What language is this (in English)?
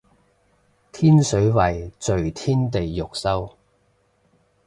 Cantonese